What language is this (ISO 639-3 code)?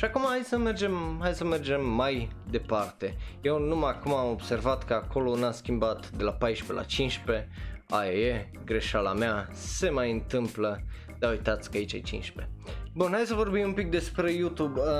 ron